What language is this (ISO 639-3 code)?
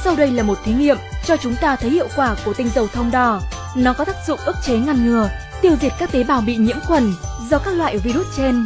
vie